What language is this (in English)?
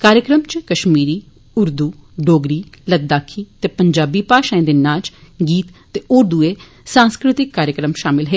Dogri